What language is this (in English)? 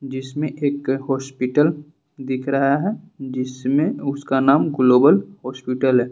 Hindi